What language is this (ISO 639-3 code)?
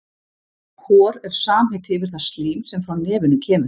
isl